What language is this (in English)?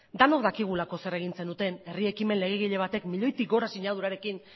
Basque